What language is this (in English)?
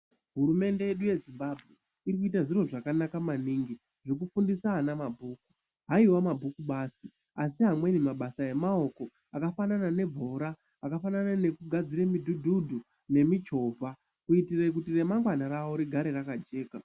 Ndau